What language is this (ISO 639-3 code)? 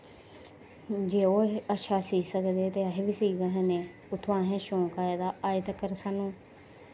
doi